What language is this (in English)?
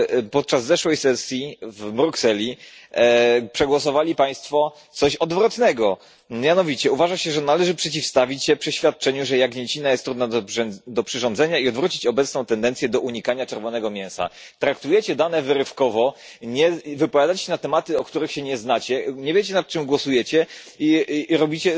Polish